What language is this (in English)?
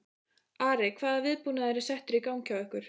Icelandic